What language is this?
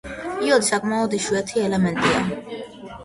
Georgian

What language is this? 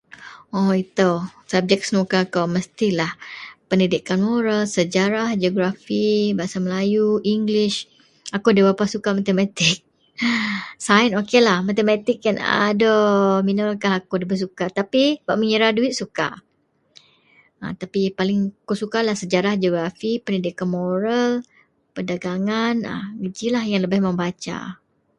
Central Melanau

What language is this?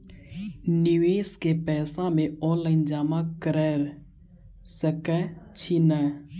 Maithili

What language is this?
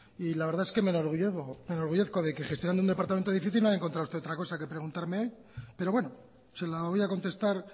Spanish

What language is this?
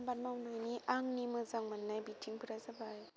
Bodo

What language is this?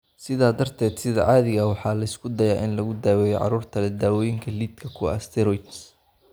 Somali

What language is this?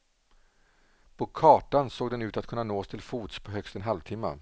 Swedish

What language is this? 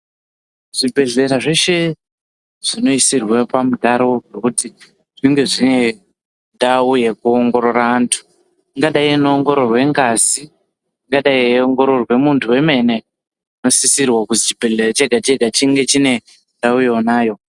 Ndau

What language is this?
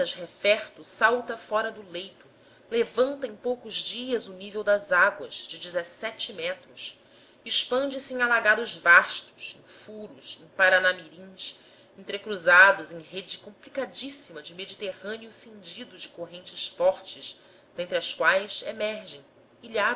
Portuguese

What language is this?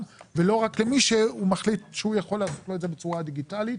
Hebrew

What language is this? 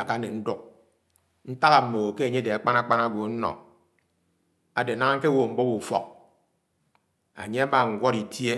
Anaang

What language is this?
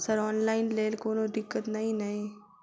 Maithili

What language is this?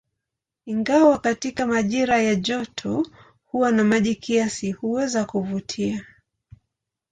Swahili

